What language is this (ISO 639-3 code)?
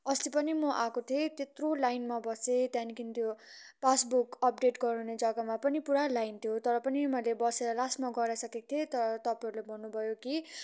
nep